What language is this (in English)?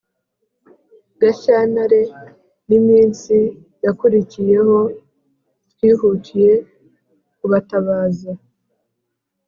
Kinyarwanda